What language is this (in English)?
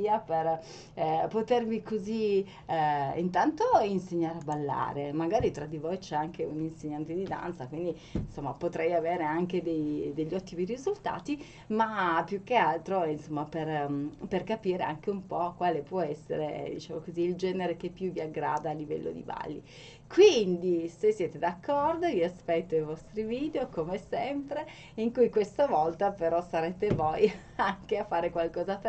Italian